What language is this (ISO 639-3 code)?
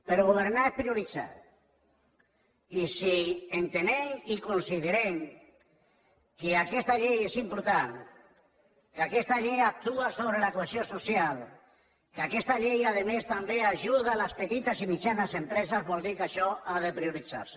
cat